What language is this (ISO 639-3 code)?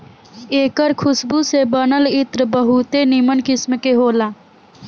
bho